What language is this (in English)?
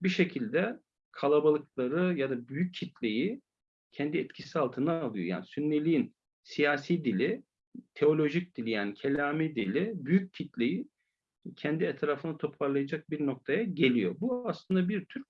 Turkish